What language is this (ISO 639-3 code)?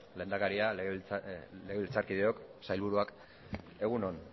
eus